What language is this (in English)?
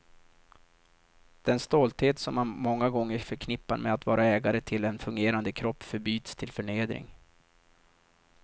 Swedish